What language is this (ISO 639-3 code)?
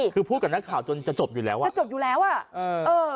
tha